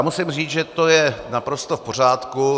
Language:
Czech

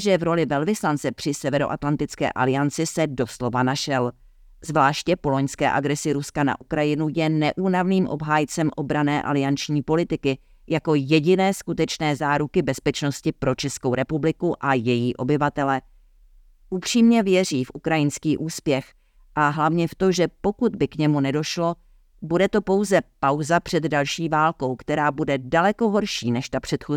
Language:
Czech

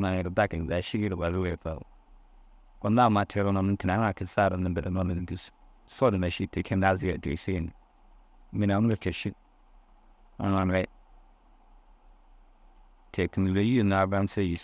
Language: Dazaga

